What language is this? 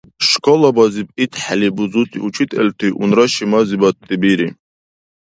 Dargwa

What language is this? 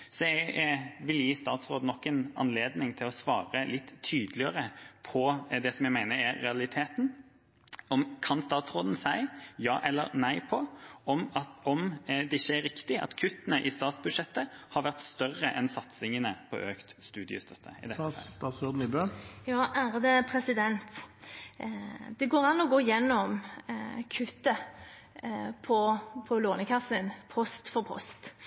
Norwegian Bokmål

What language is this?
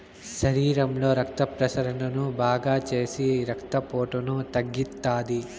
Telugu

